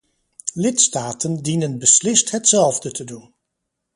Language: Dutch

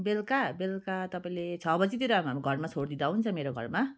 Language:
Nepali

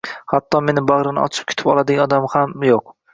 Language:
Uzbek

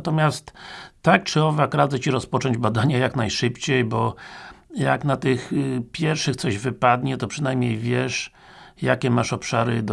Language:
Polish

